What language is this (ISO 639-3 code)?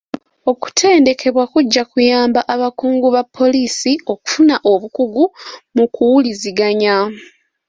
lug